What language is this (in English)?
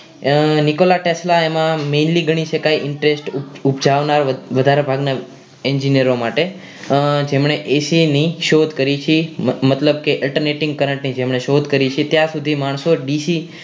Gujarati